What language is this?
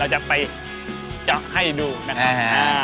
Thai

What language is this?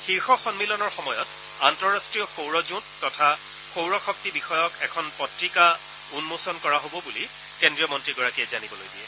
Assamese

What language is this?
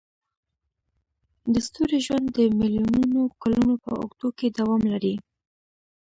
Pashto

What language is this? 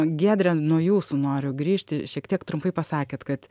Lithuanian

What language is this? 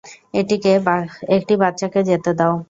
Bangla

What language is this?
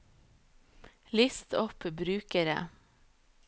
Norwegian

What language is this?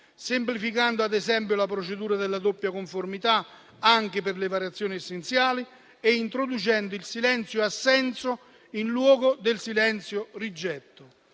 Italian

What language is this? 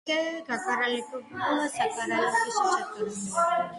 Georgian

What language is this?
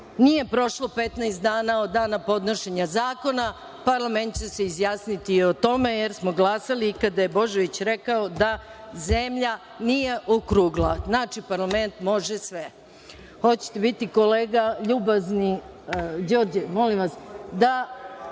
Serbian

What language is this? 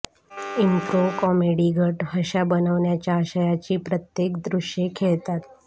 Marathi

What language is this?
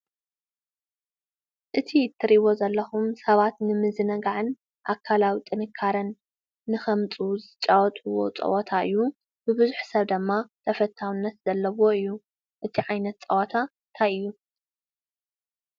Tigrinya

